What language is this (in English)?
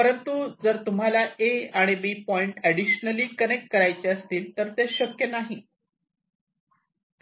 Marathi